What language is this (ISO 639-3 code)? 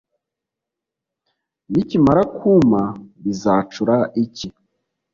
kin